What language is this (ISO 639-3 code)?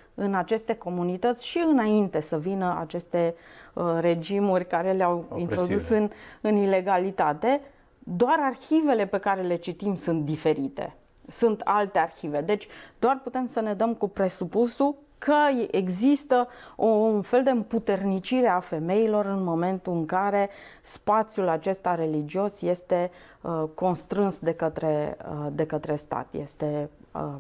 ron